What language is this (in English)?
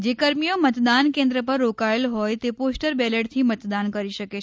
Gujarati